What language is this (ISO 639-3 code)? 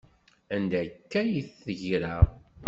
kab